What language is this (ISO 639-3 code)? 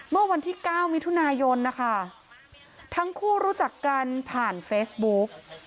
tha